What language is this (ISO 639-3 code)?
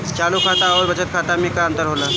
bho